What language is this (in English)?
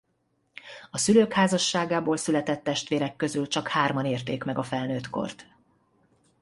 Hungarian